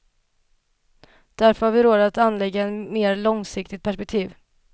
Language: Swedish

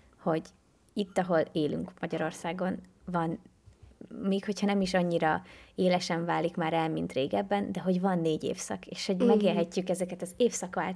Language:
Hungarian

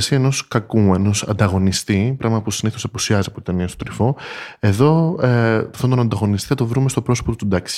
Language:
Greek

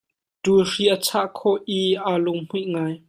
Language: Hakha Chin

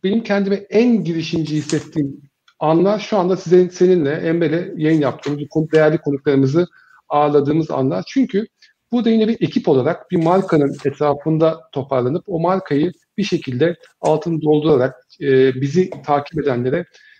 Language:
Turkish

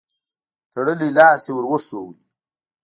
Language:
Pashto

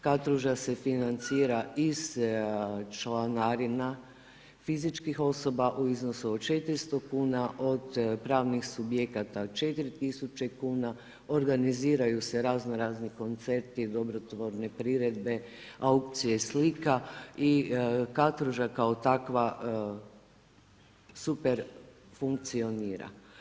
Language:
Croatian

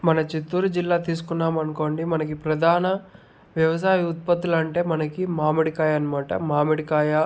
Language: Telugu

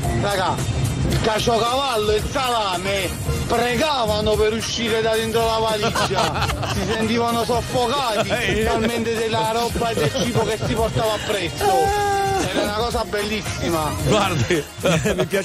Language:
Italian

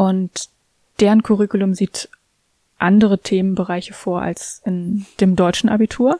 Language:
German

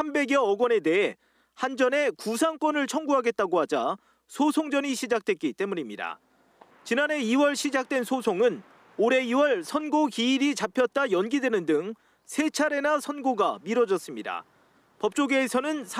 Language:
Korean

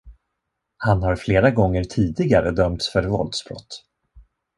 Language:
Swedish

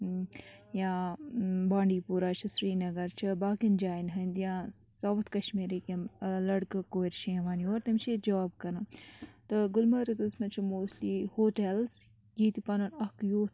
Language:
Kashmiri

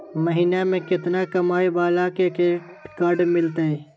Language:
Magahi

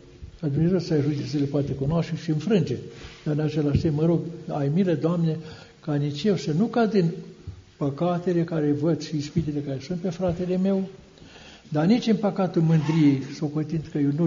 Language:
Romanian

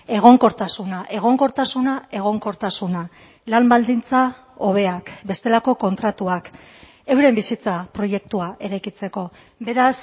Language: Basque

